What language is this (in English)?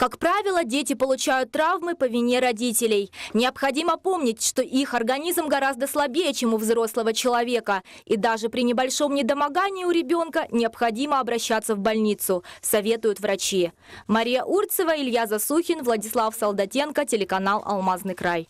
Russian